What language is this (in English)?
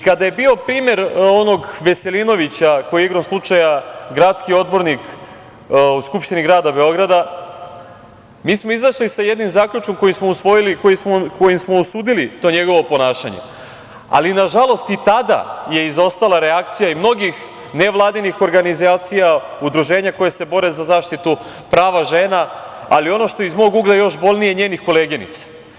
Serbian